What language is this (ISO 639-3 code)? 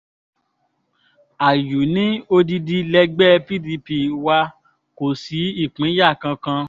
yor